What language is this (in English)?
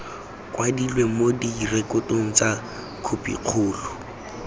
Tswana